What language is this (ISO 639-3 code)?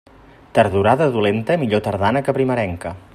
cat